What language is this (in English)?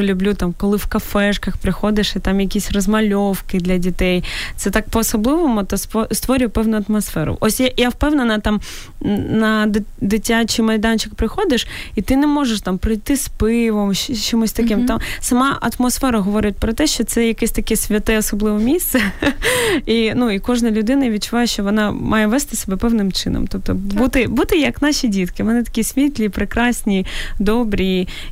Ukrainian